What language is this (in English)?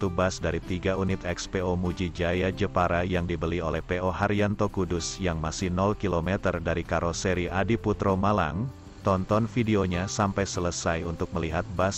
Indonesian